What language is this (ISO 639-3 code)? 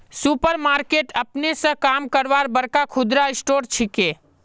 mag